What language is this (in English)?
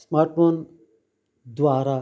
Sanskrit